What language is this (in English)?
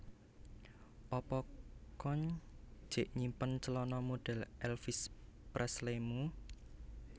Javanese